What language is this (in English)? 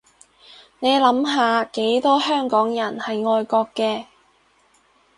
Cantonese